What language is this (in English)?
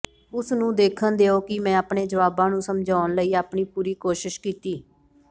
Punjabi